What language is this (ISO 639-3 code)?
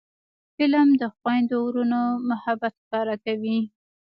pus